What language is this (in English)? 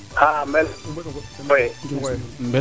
Serer